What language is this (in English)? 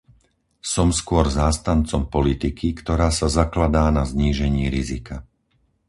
Slovak